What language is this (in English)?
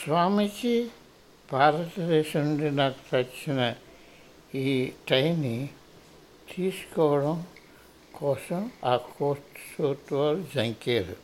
Telugu